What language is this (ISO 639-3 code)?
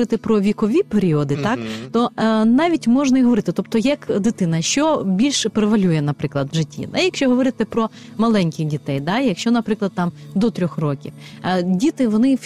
ukr